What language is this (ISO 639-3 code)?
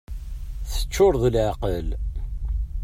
kab